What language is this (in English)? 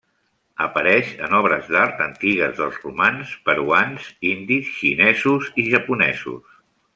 Catalan